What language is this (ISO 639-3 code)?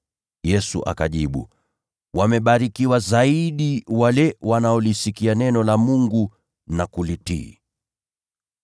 swa